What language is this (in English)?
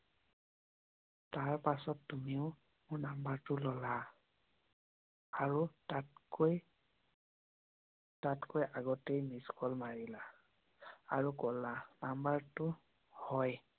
Assamese